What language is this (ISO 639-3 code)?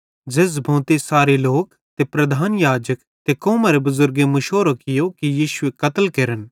bhd